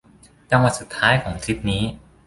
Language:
Thai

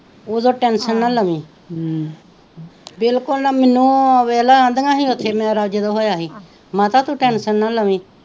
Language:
Punjabi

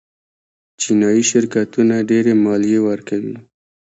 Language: Pashto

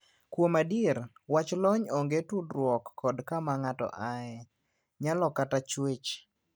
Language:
Luo (Kenya and Tanzania)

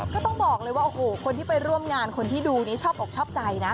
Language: Thai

